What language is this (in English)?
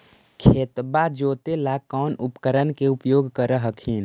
Magahi